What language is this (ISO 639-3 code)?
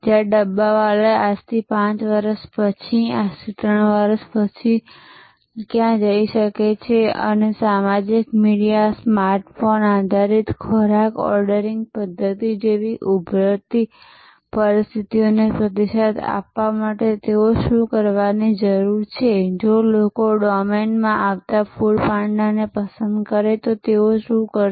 guj